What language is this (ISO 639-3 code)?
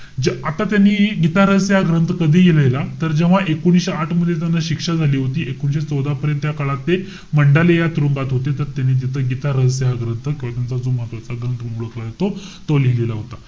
mar